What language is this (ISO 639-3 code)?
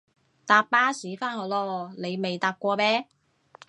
yue